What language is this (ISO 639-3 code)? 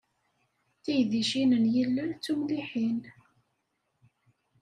kab